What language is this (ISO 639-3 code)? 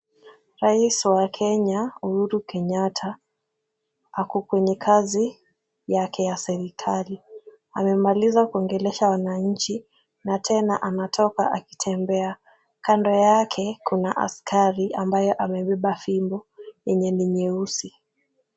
swa